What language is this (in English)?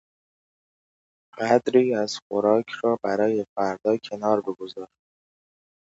Persian